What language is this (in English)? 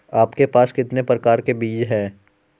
Hindi